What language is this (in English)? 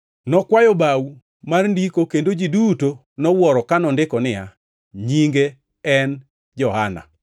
Luo (Kenya and Tanzania)